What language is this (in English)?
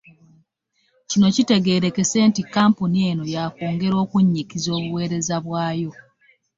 Ganda